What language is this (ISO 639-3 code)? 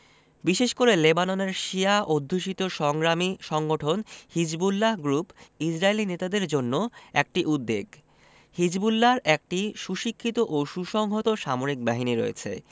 ben